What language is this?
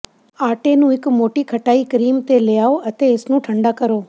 Punjabi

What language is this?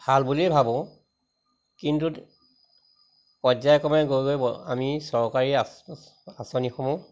Assamese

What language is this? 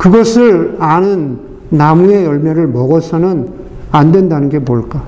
Korean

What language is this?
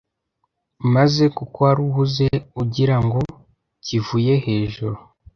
Kinyarwanda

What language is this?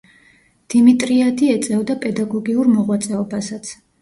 Georgian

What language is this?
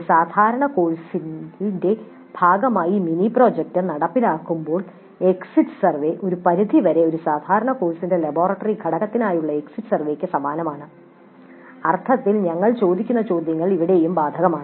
Malayalam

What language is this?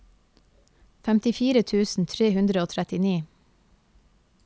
Norwegian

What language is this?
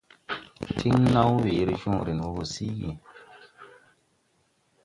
Tupuri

